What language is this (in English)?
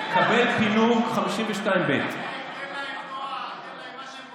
Hebrew